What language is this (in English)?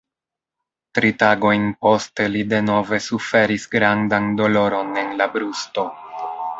Esperanto